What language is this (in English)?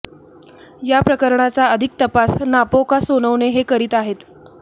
Marathi